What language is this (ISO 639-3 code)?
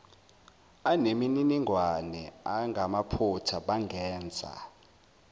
zul